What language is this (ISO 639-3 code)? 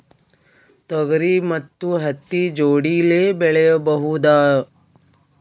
kan